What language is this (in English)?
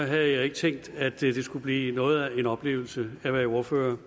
Danish